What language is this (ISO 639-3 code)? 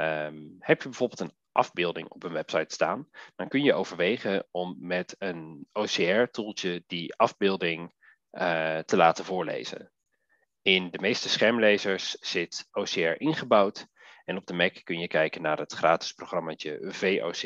nld